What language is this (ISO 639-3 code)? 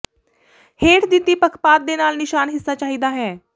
pan